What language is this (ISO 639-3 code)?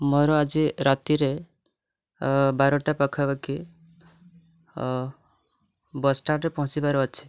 ori